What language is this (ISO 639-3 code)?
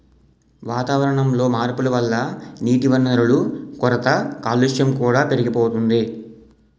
tel